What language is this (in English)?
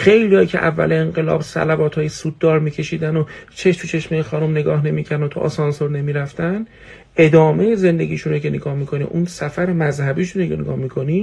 Persian